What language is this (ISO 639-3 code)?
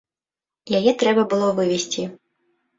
bel